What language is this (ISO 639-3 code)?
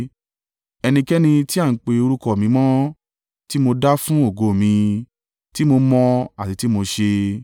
yor